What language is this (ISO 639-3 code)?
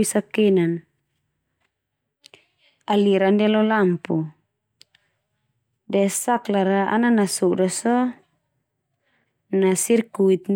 twu